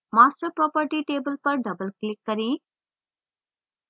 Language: Hindi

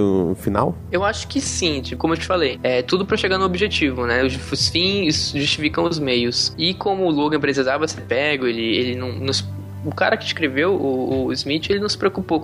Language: Portuguese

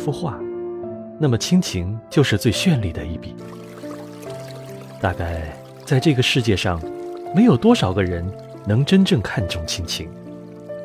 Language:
Chinese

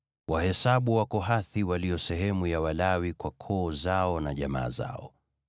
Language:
Swahili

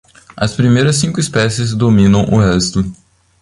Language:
Portuguese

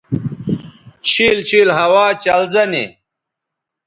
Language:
Bateri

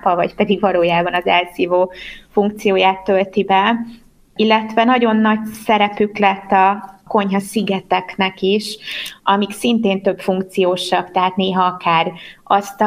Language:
Hungarian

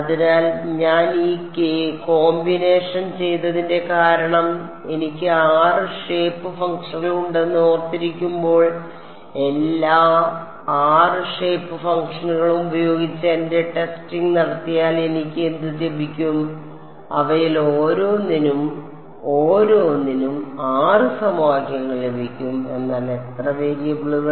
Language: Malayalam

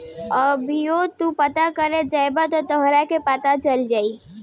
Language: Bhojpuri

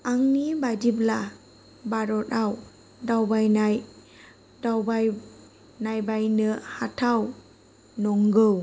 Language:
Bodo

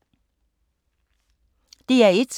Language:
Danish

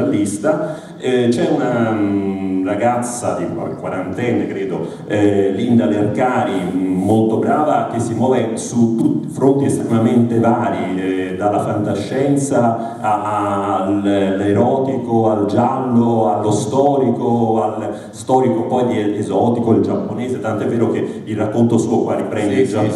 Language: Italian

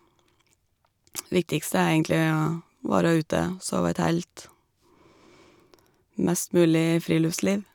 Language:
Norwegian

